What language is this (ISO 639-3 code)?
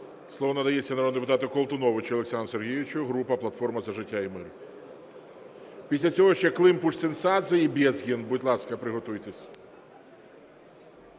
ukr